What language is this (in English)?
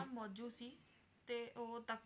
Punjabi